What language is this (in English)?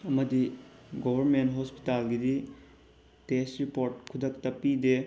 Manipuri